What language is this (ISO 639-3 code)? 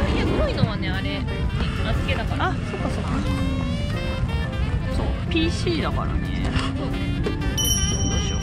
jpn